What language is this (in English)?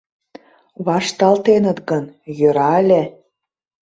Mari